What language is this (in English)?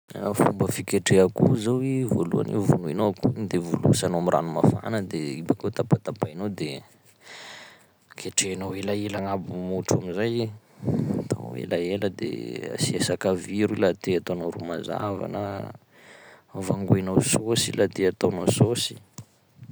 Sakalava Malagasy